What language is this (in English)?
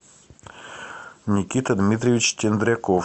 Russian